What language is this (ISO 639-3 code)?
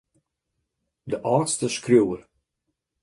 fry